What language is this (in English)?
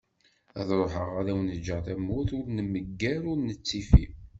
Kabyle